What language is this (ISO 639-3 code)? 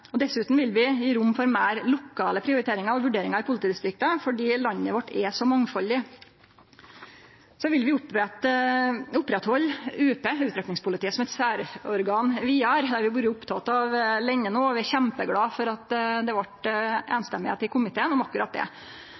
nno